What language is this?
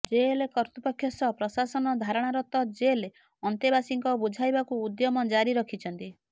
Odia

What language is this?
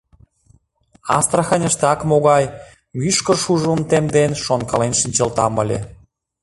Mari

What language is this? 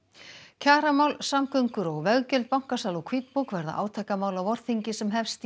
Icelandic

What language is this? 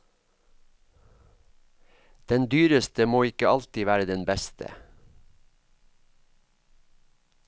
Norwegian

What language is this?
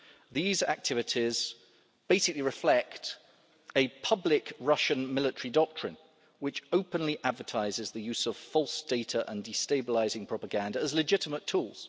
English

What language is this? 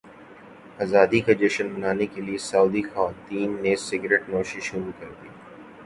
Urdu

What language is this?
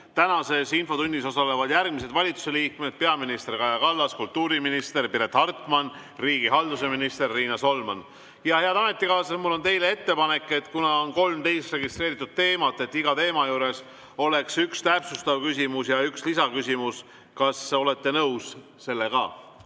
Estonian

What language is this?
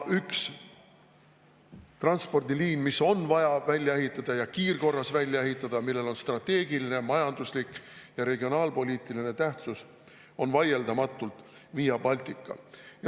Estonian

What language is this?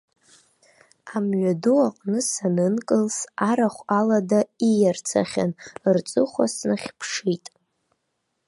Abkhazian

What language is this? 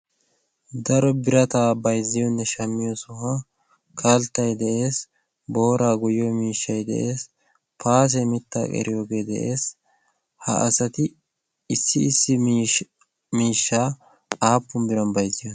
Wolaytta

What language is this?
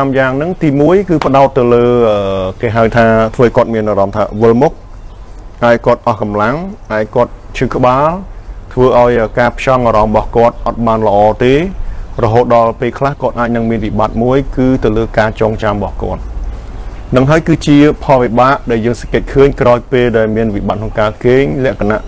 Vietnamese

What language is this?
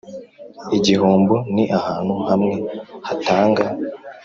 Kinyarwanda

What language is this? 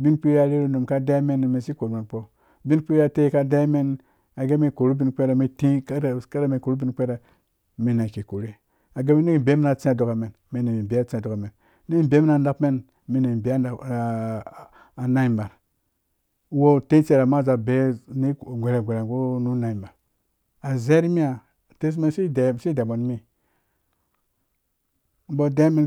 Dũya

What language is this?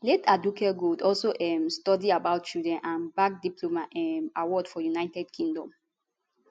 Nigerian Pidgin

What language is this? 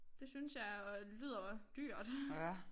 Danish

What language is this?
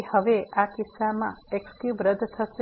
Gujarati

